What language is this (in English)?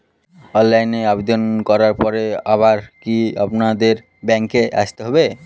Bangla